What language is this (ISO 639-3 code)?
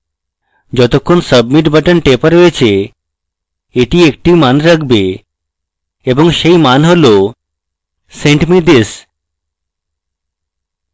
ben